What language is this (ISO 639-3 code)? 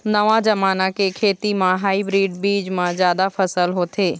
hne